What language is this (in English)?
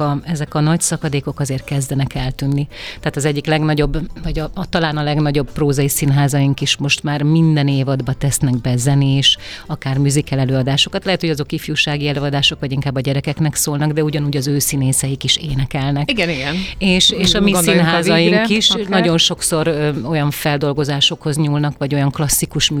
Hungarian